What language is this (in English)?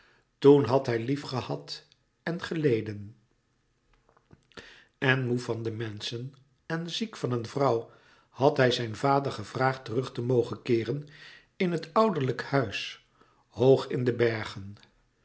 Dutch